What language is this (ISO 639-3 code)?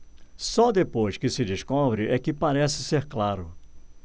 por